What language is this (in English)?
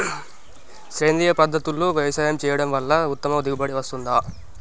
Telugu